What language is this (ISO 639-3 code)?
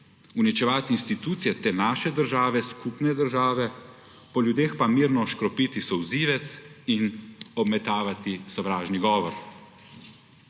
slv